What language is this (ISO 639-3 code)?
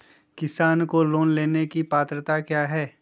mag